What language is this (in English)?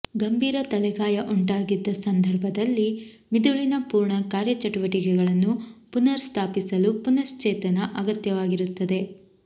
Kannada